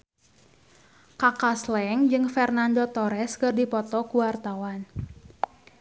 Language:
Sundanese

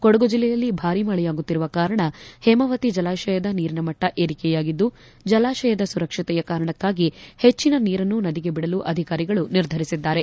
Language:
Kannada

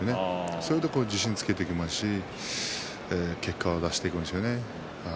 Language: Japanese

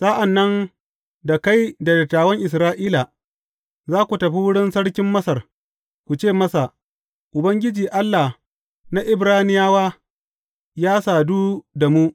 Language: Hausa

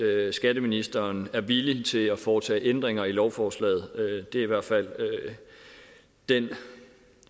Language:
Danish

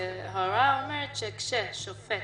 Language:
Hebrew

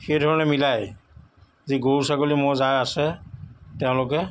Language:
Assamese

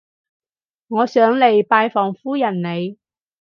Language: Cantonese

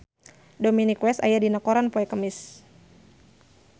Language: Sundanese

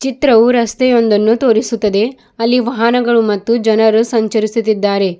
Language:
Kannada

